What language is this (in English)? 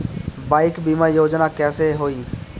Bhojpuri